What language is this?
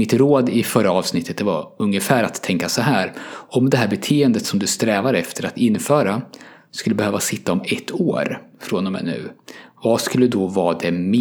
Swedish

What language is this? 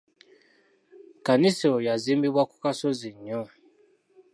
Ganda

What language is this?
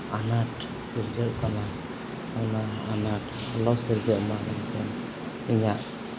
Santali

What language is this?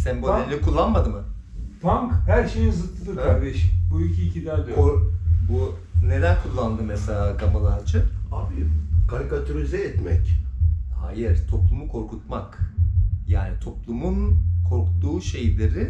Turkish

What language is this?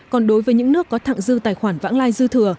Vietnamese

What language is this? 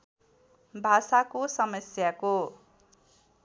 Nepali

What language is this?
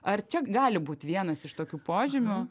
Lithuanian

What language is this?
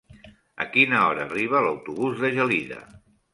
Catalan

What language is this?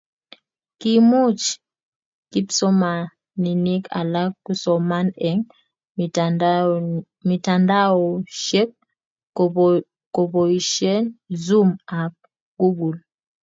Kalenjin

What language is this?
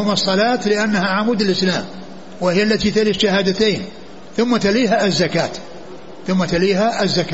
Arabic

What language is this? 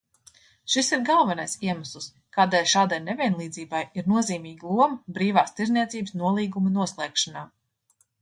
Latvian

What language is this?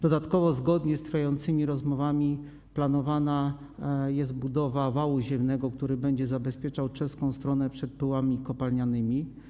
Polish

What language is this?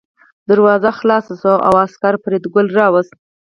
Pashto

